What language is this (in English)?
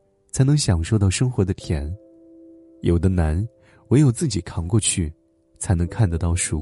Chinese